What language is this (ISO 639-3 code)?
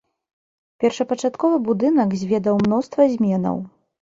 bel